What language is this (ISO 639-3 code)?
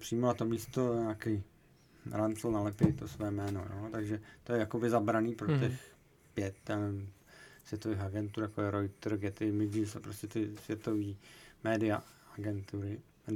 ces